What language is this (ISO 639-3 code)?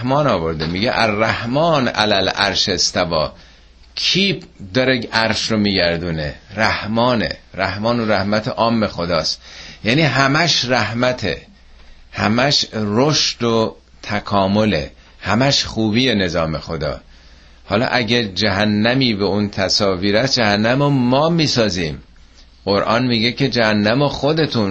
fas